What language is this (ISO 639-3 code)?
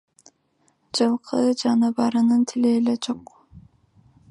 kir